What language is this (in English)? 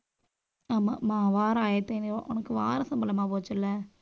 Tamil